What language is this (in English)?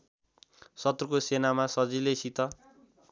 Nepali